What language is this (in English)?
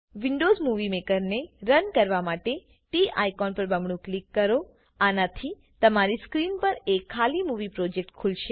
Gujarati